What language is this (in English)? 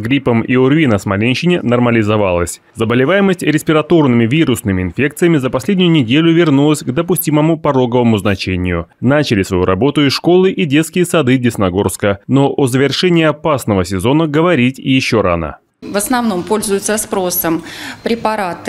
Russian